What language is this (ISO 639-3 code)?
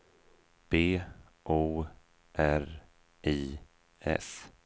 swe